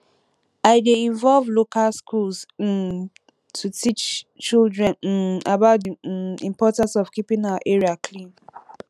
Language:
Nigerian Pidgin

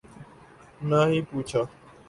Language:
Urdu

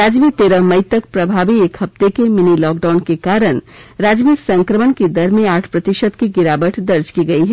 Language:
Hindi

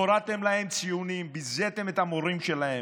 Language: Hebrew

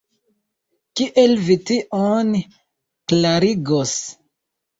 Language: Esperanto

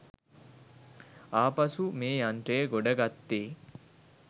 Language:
Sinhala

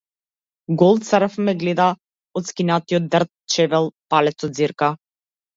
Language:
Macedonian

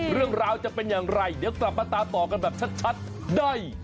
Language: Thai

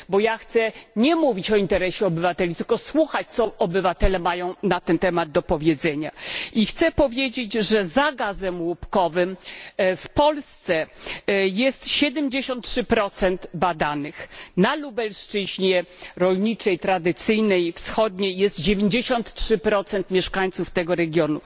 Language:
Polish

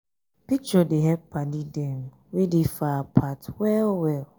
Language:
Nigerian Pidgin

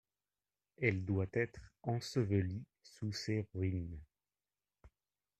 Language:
French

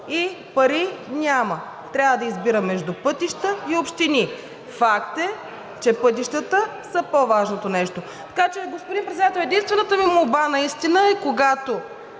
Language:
Bulgarian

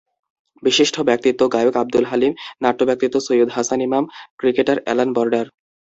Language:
Bangla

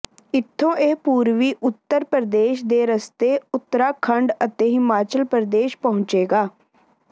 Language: Punjabi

